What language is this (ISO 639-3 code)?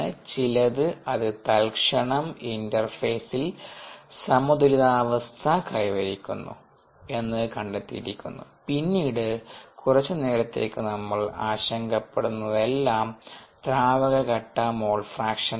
mal